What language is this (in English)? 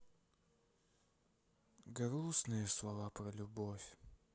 Russian